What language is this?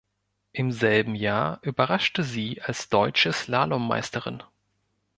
German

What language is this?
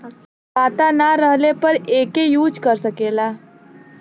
Bhojpuri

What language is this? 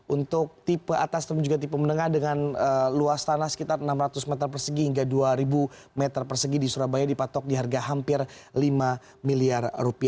Indonesian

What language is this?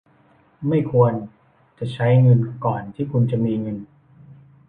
Thai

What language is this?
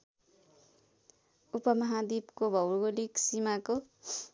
Nepali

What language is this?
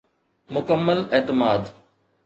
Sindhi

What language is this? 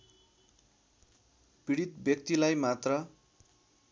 Nepali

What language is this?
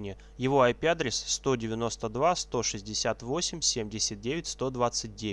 Russian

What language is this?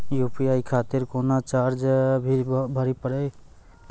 Maithili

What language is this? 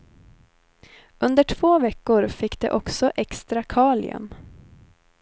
Swedish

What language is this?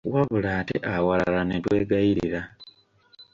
Ganda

